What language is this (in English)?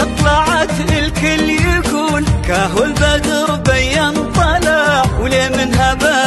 Arabic